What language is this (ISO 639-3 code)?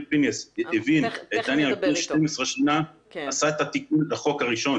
heb